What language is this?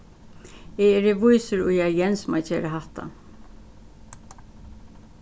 Faroese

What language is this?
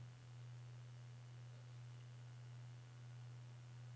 Norwegian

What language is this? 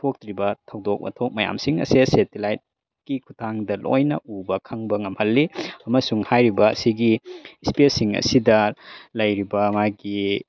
Manipuri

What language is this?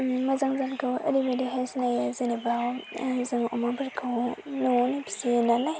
Bodo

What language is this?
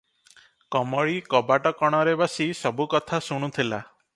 Odia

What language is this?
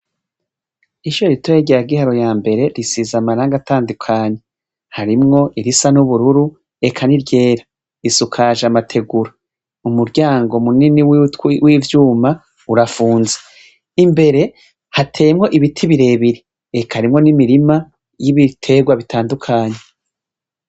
Rundi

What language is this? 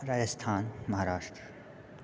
Maithili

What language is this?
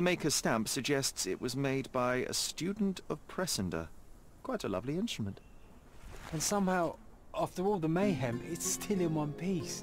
English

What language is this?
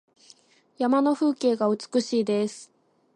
Japanese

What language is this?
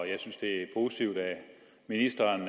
Danish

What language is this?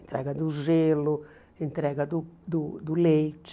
Portuguese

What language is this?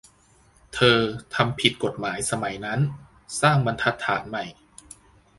Thai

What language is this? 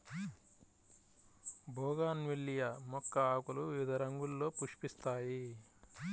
Telugu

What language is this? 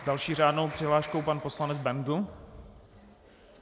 Czech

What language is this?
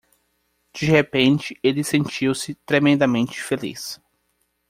Portuguese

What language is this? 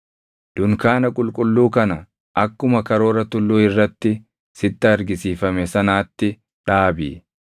Oromo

